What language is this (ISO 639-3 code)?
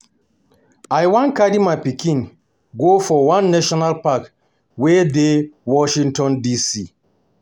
pcm